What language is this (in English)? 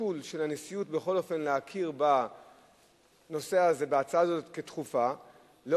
Hebrew